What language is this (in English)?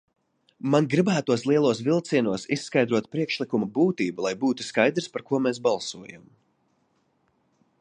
Latvian